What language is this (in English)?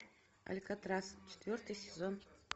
Russian